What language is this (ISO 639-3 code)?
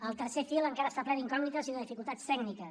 cat